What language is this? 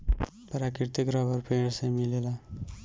Bhojpuri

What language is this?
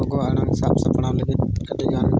Santali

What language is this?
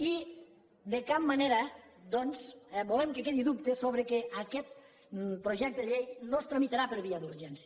Catalan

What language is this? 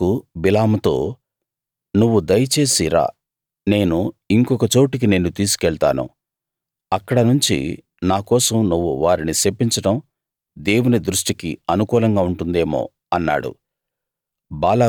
Telugu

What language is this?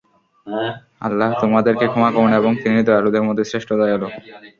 Bangla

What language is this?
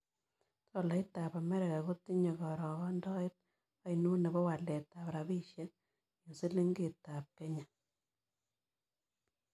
Kalenjin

